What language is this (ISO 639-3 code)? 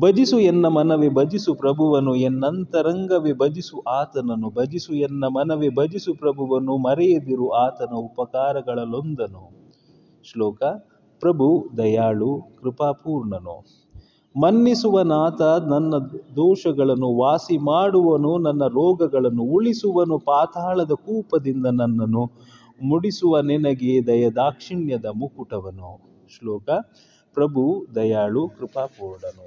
kan